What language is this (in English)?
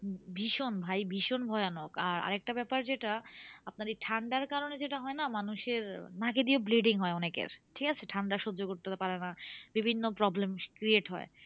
Bangla